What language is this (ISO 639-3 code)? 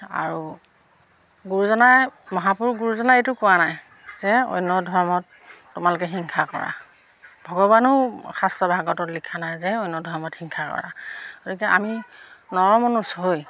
asm